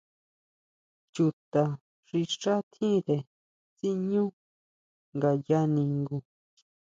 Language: Huautla Mazatec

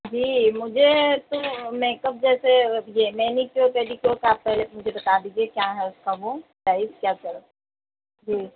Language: Urdu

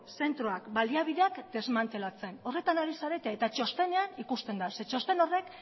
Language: Basque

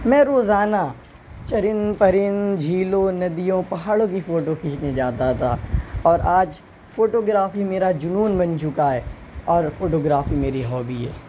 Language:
Urdu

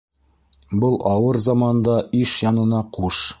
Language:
Bashkir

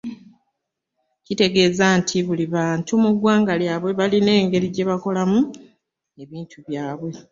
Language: Ganda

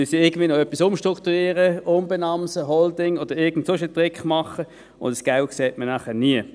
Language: Swiss German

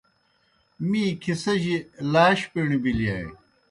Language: Kohistani Shina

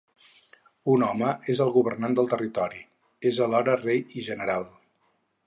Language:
Catalan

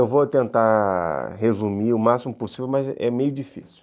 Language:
Portuguese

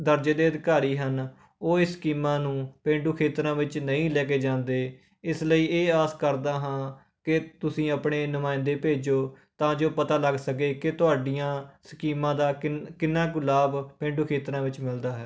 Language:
Punjabi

